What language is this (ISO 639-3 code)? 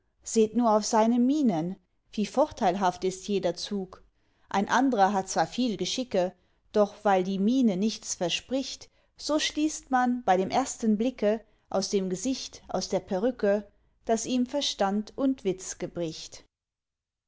deu